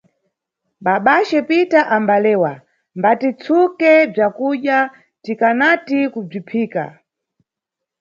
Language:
Nyungwe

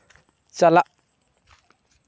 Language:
Santali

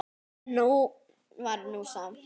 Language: Icelandic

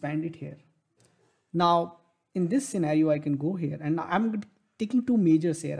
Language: English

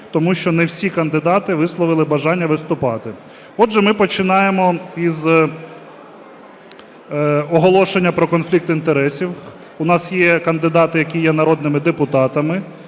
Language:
Ukrainian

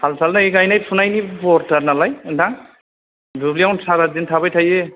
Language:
Bodo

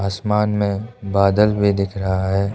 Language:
Hindi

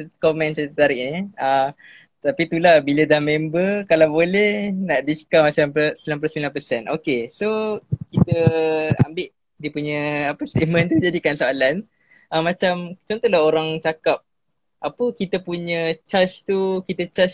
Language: Malay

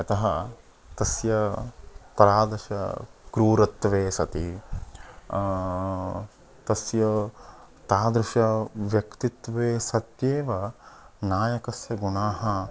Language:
Sanskrit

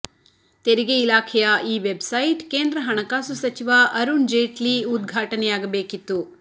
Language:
Kannada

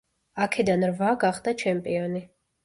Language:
Georgian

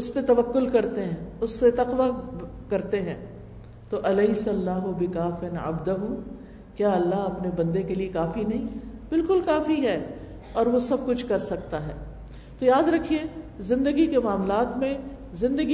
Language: Urdu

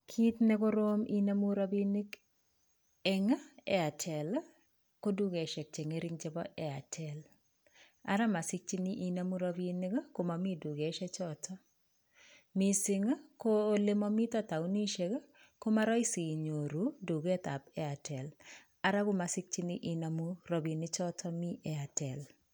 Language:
Kalenjin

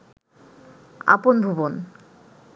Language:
Bangla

